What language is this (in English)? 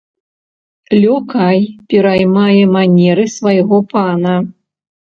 Belarusian